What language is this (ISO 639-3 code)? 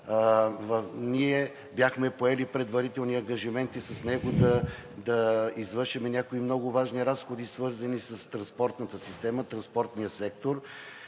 bul